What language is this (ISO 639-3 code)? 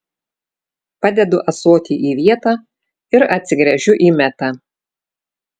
lit